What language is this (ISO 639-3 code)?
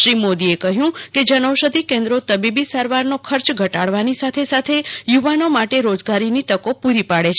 guj